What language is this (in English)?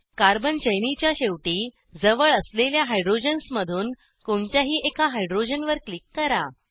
Marathi